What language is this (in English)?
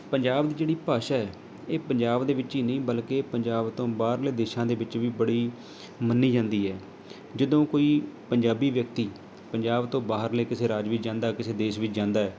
Punjabi